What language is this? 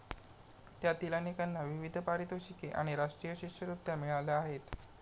Marathi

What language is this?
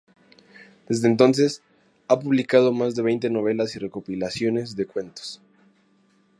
Spanish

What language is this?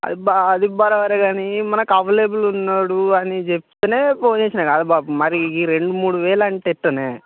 Telugu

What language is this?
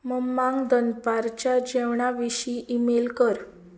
Konkani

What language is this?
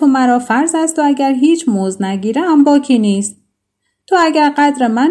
Persian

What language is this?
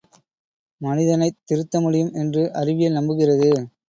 Tamil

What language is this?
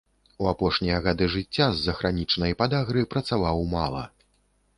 Belarusian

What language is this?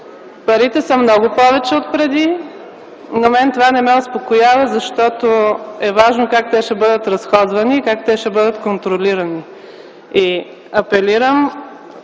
Bulgarian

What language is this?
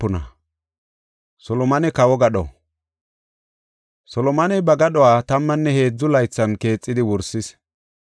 Gofa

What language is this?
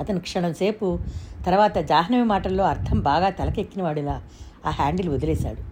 Telugu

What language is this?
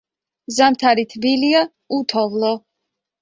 Georgian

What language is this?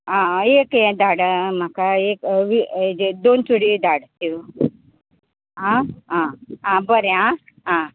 Konkani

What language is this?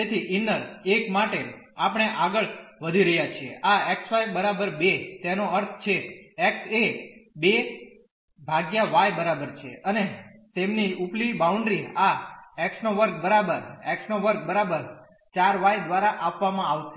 Gujarati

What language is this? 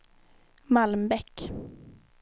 Swedish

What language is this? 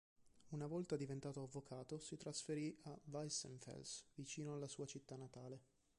Italian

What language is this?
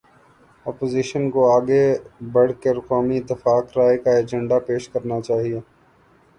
Urdu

